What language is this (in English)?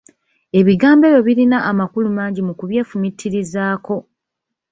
Ganda